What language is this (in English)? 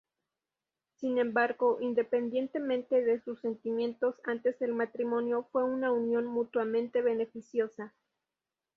Spanish